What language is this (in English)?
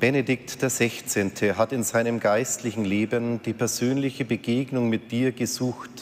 German